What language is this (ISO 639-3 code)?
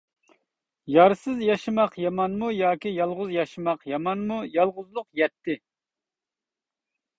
uig